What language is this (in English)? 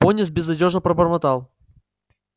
Russian